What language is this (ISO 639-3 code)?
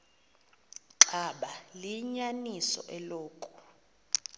xho